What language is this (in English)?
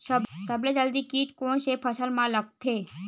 Chhattisgarhi